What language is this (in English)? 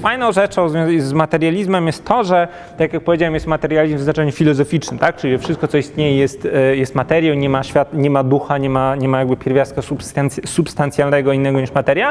Polish